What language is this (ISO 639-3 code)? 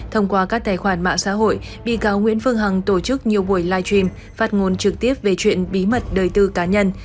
vie